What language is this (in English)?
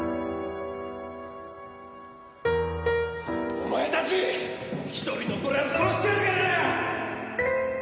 Japanese